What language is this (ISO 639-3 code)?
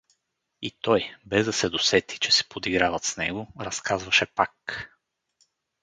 bul